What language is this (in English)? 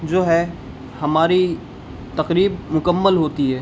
Urdu